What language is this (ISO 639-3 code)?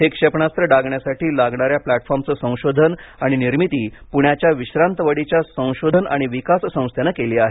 mar